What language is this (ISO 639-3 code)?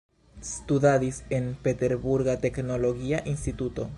epo